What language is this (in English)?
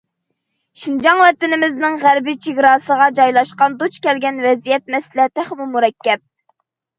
Uyghur